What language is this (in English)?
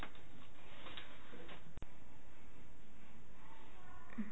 Punjabi